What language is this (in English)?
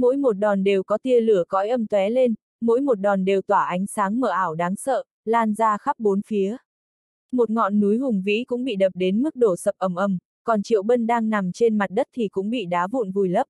Vietnamese